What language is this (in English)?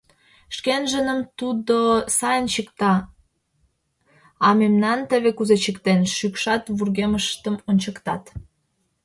Mari